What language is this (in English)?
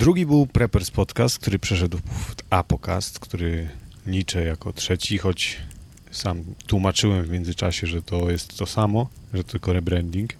Polish